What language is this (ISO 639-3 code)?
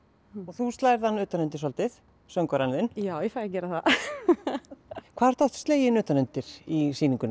isl